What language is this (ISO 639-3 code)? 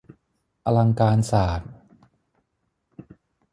tha